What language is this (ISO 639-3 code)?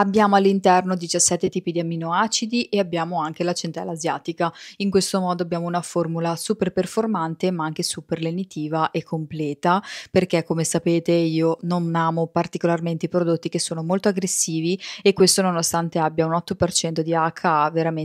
ita